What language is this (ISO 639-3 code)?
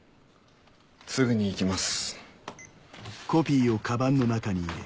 jpn